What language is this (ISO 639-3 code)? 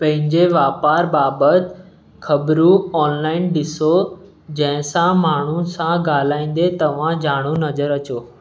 snd